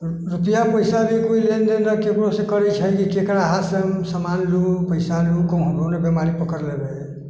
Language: Maithili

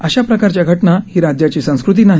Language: Marathi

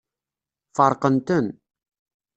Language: Kabyle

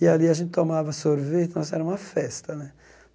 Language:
Portuguese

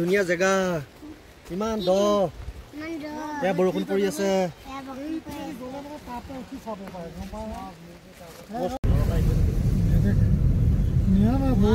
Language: Indonesian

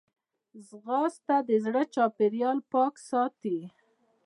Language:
Pashto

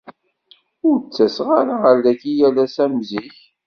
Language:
Kabyle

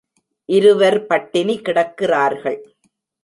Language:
Tamil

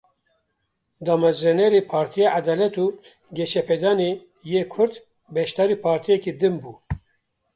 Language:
Kurdish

